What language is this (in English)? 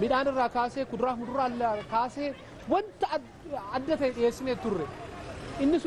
Arabic